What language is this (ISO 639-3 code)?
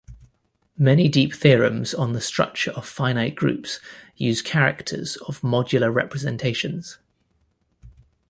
eng